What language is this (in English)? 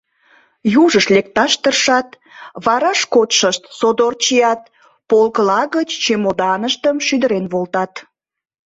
Mari